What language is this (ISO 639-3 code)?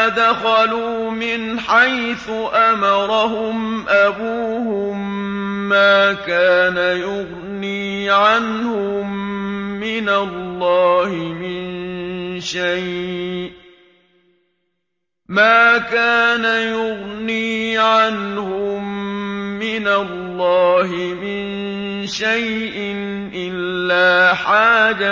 ara